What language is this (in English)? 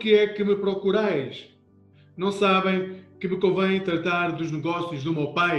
Portuguese